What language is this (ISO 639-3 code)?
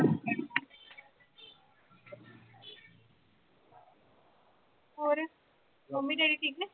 pan